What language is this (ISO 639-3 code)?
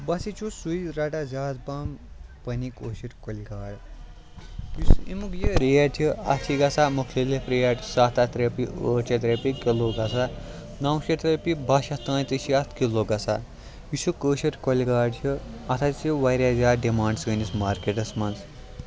kas